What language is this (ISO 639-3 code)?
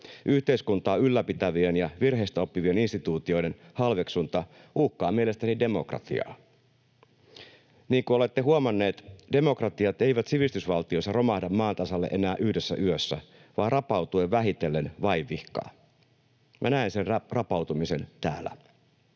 fin